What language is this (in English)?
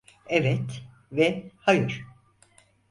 Turkish